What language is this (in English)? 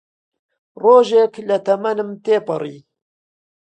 Central Kurdish